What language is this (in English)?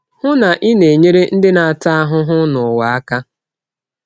Igbo